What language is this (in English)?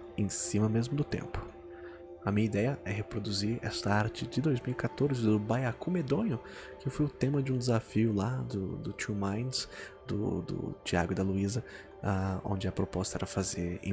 Portuguese